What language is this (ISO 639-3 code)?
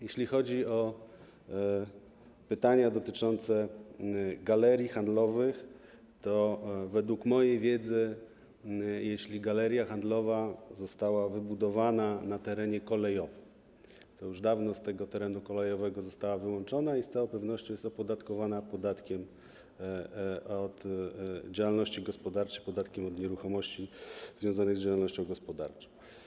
pol